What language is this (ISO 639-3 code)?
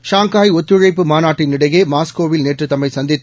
tam